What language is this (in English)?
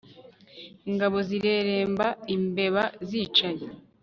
Kinyarwanda